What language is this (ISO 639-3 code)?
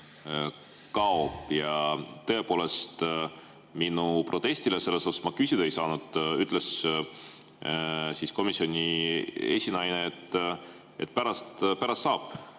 est